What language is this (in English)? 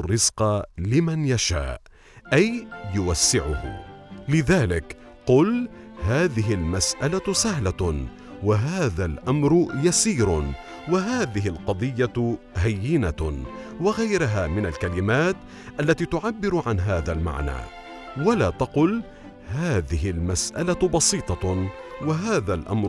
Arabic